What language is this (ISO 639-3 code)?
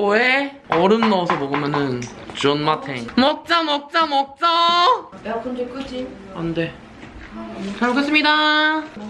kor